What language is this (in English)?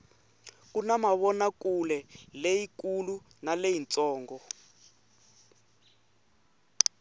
Tsonga